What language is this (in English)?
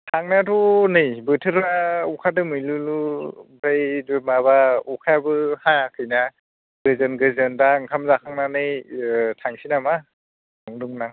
Bodo